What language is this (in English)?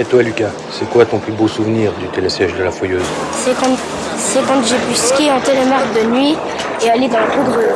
French